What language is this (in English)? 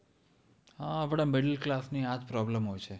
Gujarati